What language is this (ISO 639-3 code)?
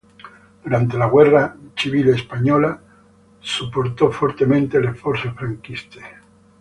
ita